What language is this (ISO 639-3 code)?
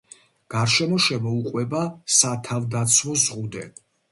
kat